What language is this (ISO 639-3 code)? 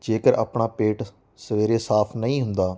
pan